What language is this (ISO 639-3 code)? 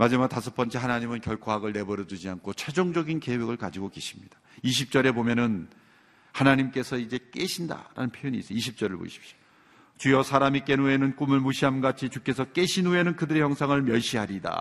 kor